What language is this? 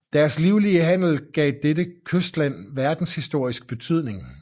Danish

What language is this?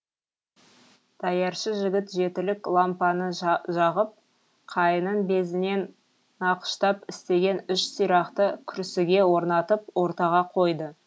Kazakh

